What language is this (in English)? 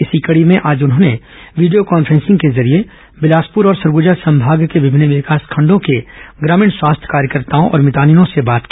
Hindi